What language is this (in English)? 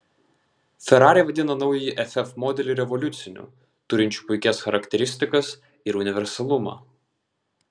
Lithuanian